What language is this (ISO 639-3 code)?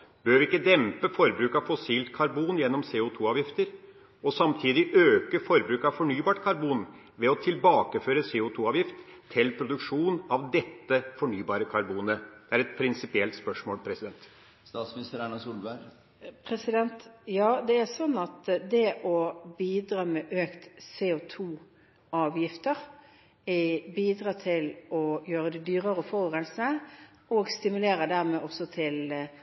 nob